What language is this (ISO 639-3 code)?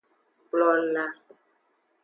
ajg